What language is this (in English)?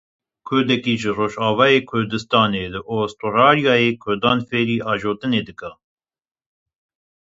Kurdish